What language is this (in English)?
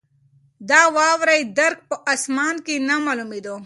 Pashto